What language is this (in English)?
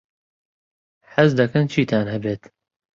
Central Kurdish